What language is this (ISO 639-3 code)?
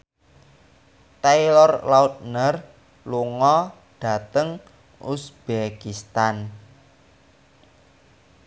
jav